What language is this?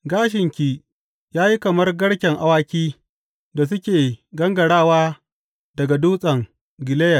Hausa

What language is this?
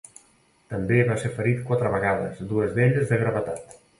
Catalan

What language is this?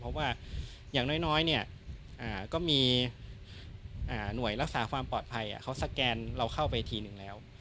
Thai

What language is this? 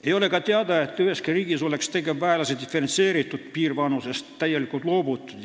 Estonian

